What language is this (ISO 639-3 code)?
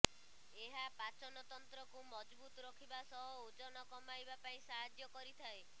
ori